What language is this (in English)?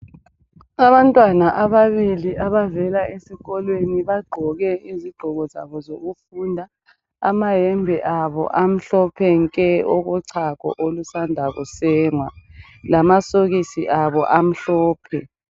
North Ndebele